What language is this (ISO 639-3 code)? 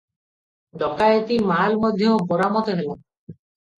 ori